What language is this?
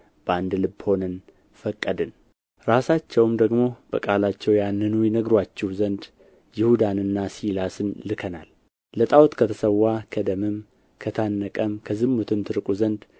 Amharic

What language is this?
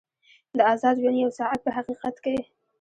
Pashto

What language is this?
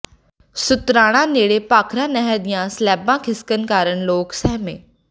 Punjabi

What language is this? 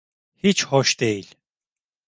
Turkish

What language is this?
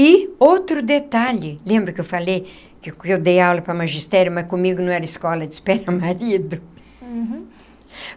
Portuguese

